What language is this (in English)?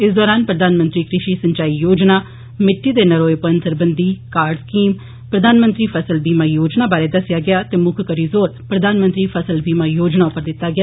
Dogri